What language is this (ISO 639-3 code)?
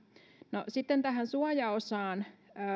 fin